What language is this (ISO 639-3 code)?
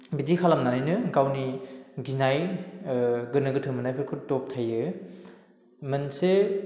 brx